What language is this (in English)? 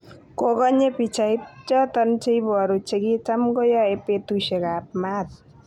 Kalenjin